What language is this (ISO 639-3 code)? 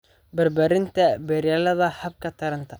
som